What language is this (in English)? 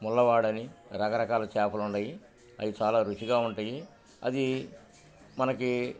Telugu